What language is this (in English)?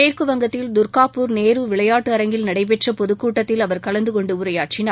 Tamil